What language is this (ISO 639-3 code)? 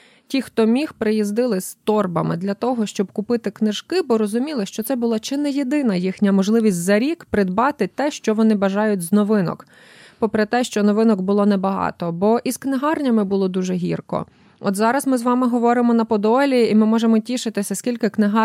ukr